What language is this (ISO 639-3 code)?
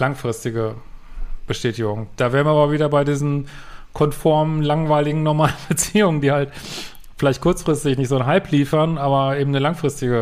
deu